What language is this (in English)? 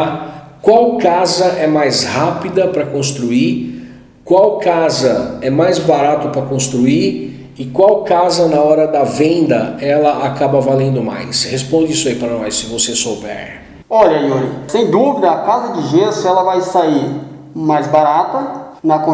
Portuguese